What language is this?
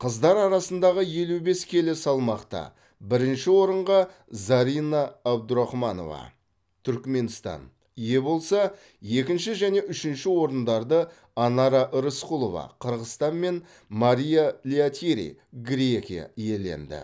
Kazakh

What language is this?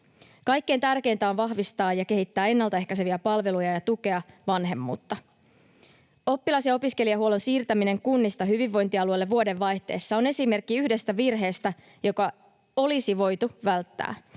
Finnish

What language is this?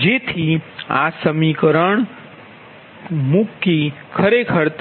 Gujarati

